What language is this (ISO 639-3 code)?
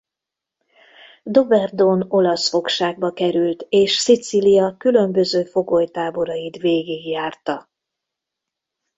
hun